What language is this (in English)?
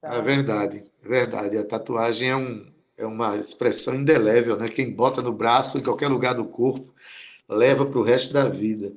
Portuguese